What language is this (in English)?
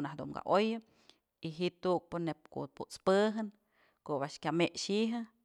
Mazatlán Mixe